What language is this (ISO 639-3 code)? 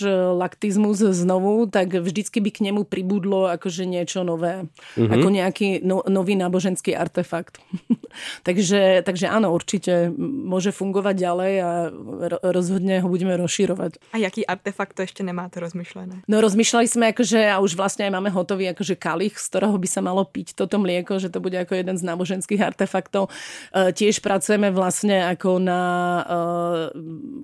ces